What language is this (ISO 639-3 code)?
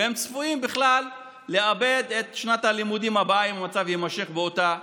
heb